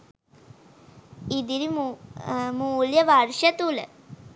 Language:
Sinhala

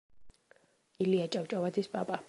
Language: Georgian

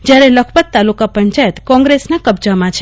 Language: Gujarati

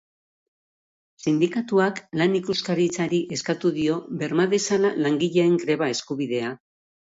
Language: Basque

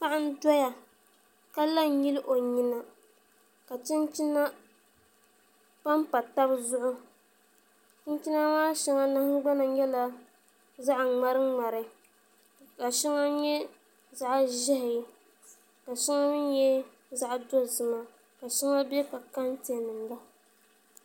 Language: Dagbani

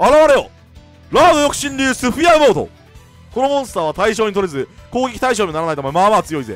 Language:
Japanese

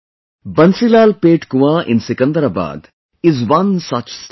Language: English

